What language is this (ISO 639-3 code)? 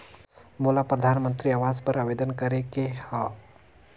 hne